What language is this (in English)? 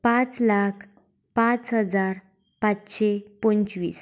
Konkani